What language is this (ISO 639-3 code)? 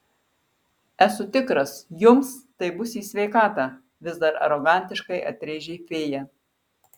lit